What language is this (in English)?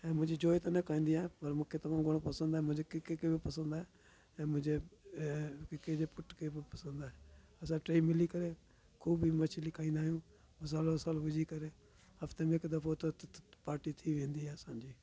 Sindhi